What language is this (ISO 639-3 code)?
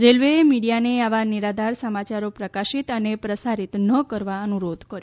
guj